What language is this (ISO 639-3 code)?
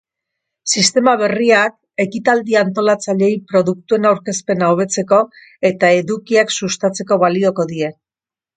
eus